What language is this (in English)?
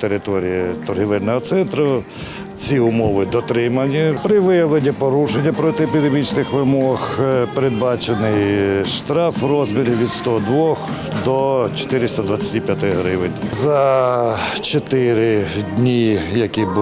Ukrainian